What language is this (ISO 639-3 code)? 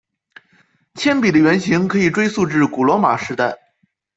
zho